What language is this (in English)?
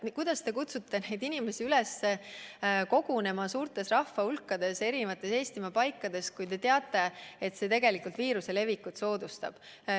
Estonian